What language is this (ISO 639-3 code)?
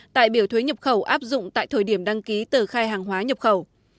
vie